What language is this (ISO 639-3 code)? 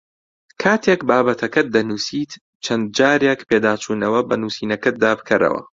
ckb